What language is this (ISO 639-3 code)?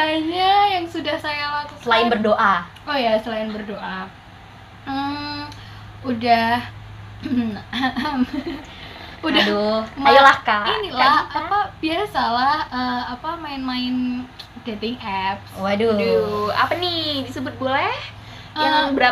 ind